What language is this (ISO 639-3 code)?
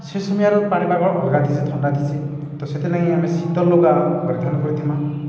ori